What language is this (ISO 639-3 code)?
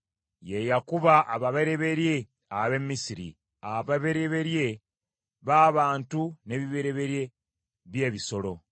lug